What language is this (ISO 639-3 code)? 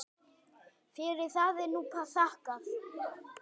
isl